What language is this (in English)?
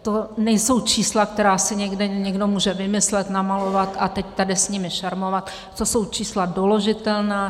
Czech